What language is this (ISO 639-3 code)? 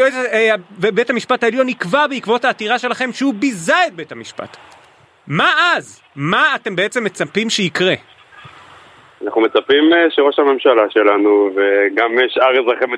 heb